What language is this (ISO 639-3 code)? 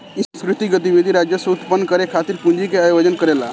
bho